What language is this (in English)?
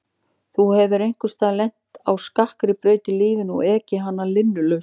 Icelandic